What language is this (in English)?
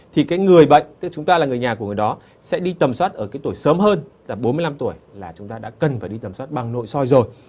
Vietnamese